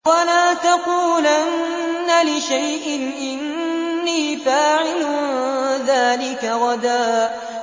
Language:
Arabic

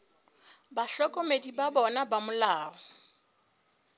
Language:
Southern Sotho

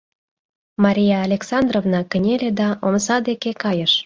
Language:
Mari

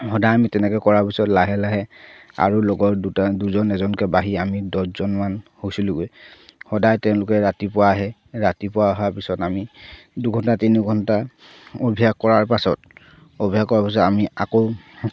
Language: Assamese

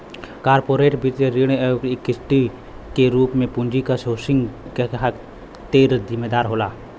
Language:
Bhojpuri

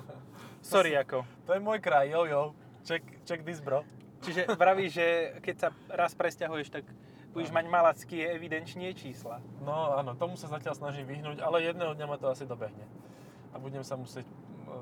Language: Slovak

